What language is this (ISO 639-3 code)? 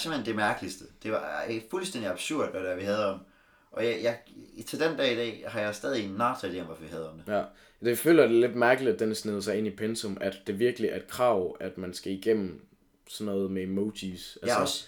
dan